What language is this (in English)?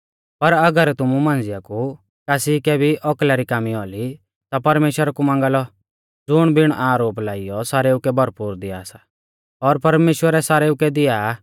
Mahasu Pahari